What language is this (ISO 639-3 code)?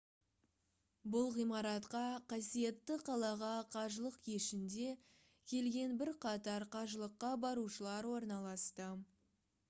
kaz